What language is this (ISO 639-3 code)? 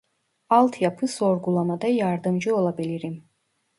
tur